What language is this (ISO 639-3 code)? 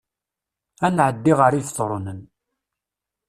kab